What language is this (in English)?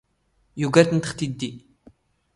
Standard Moroccan Tamazight